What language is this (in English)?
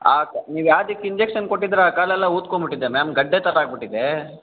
Kannada